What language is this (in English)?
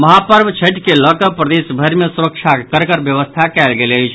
Maithili